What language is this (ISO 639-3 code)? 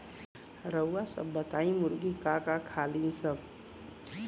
bho